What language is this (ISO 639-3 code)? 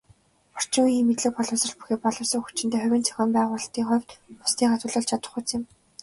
mon